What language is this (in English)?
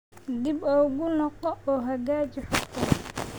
Somali